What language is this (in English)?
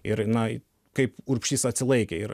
Lithuanian